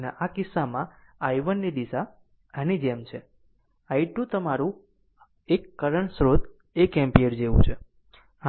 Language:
Gujarati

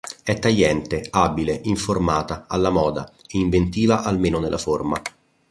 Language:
Italian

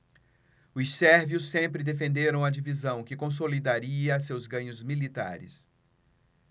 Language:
Portuguese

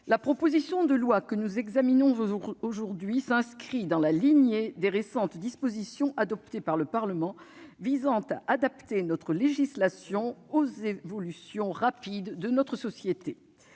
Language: French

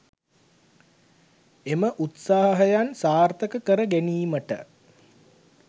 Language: Sinhala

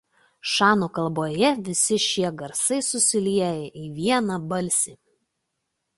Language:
Lithuanian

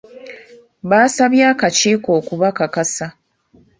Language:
Ganda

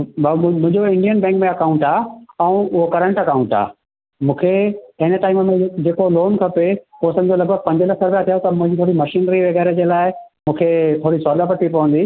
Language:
Sindhi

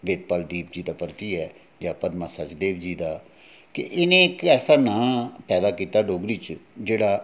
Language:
Dogri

